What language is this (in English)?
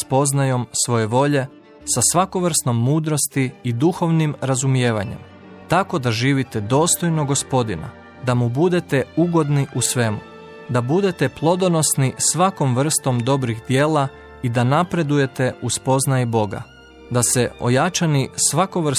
Croatian